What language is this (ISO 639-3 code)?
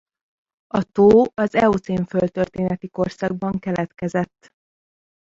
hun